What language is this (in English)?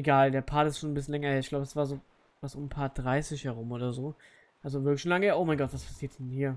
German